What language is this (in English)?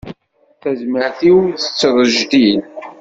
Kabyle